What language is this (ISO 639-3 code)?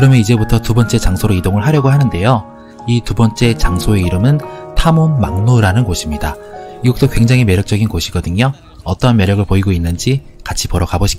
kor